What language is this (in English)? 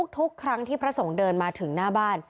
Thai